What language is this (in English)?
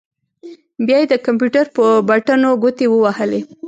Pashto